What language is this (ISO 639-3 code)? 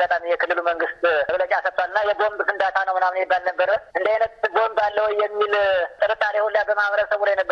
eng